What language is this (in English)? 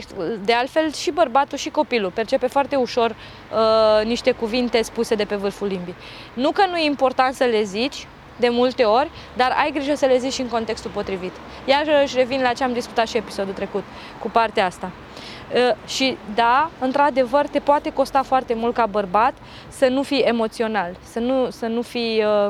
Romanian